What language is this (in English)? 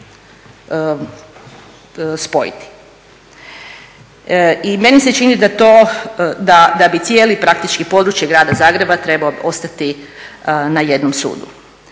Croatian